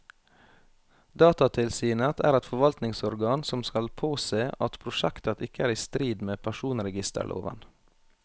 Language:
Norwegian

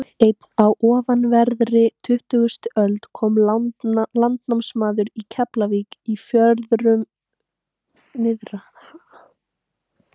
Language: Icelandic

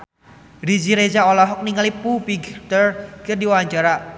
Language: Sundanese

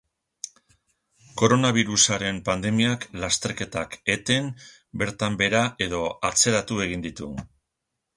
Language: Basque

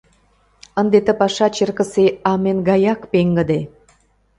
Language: Mari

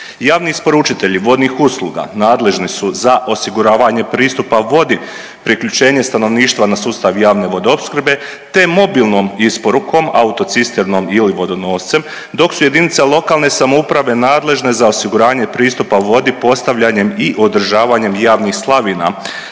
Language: Croatian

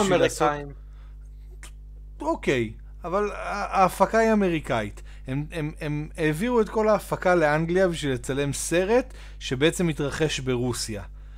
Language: Hebrew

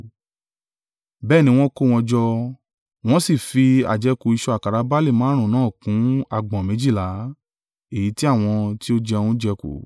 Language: Yoruba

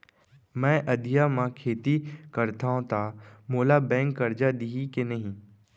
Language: Chhattisgarhi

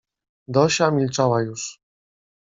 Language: Polish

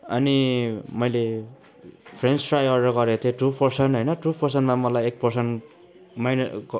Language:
Nepali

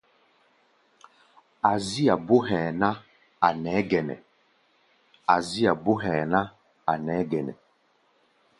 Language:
Gbaya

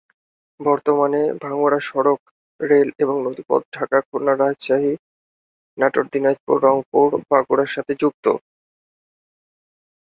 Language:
Bangla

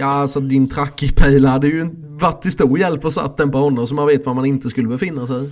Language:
Swedish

